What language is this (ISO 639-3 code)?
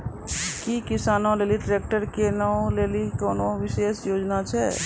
mai